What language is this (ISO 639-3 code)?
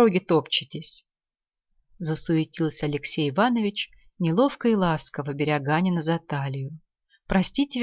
rus